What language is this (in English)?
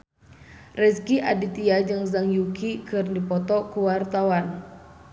Sundanese